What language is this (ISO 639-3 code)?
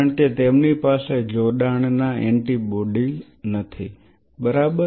guj